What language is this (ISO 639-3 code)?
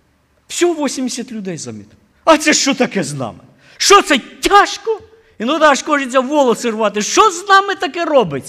ukr